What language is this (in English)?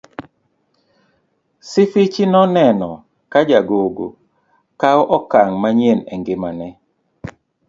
Luo (Kenya and Tanzania)